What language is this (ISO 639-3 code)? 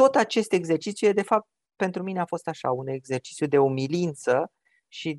ron